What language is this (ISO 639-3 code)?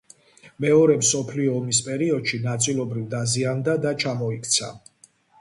kat